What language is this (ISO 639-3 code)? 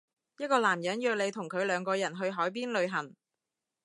yue